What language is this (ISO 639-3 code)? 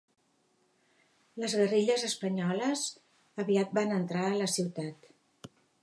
cat